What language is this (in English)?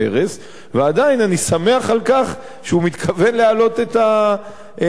Hebrew